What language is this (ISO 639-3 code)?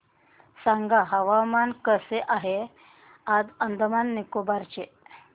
mar